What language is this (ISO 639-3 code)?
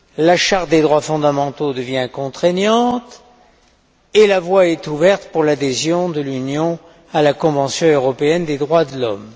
fra